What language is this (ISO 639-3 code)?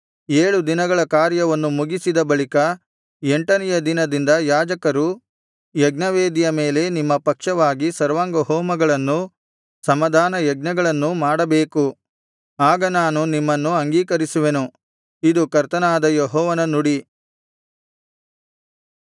kan